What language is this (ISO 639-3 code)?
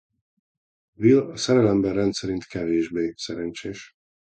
hun